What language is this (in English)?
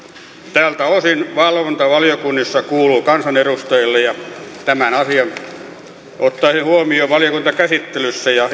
Finnish